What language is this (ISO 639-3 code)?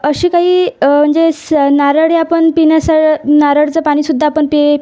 mar